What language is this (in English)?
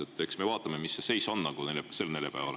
Estonian